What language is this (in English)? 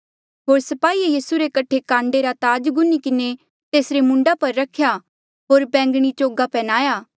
Mandeali